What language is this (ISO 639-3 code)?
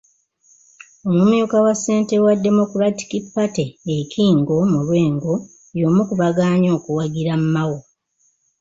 lug